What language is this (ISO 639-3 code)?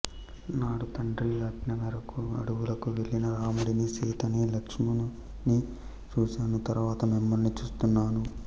tel